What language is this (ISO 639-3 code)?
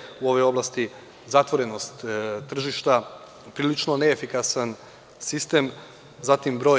srp